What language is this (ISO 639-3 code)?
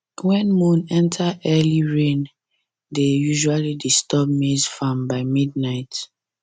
pcm